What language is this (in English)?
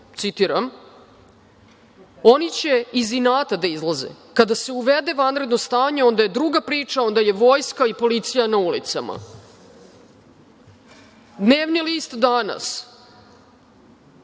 Serbian